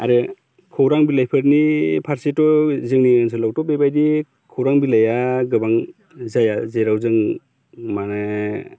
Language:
Bodo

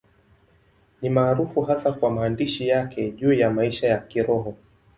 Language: Swahili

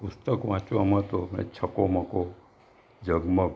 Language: Gujarati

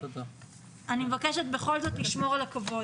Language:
Hebrew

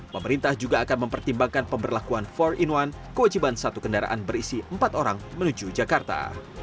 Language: Indonesian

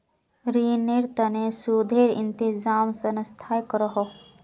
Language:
Magahi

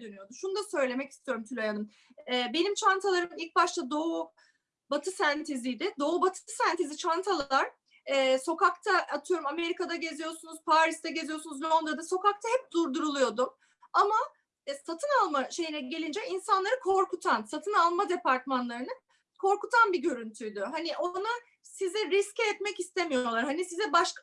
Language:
Turkish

